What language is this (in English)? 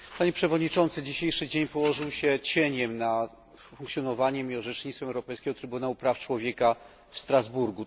Polish